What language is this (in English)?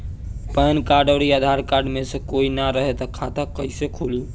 Bhojpuri